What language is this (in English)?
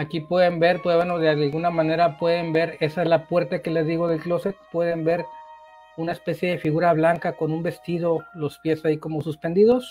Spanish